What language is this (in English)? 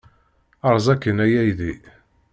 Kabyle